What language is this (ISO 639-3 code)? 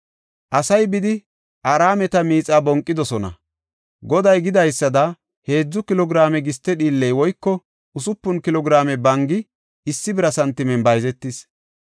gof